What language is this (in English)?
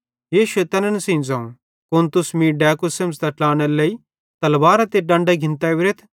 Bhadrawahi